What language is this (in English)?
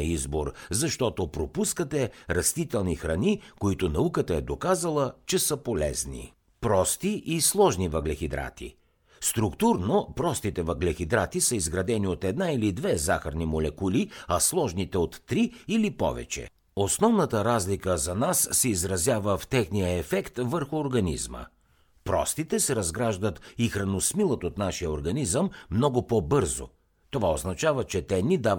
Bulgarian